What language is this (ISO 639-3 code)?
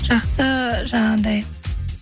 kaz